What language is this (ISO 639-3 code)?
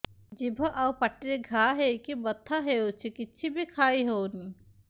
ori